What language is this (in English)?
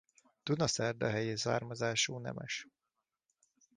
Hungarian